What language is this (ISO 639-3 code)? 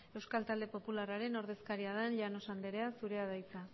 eus